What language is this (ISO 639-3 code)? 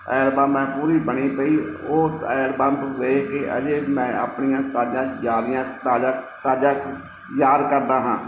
pan